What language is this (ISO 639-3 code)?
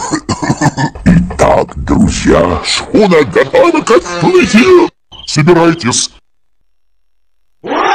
rus